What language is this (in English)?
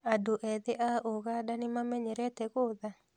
Kikuyu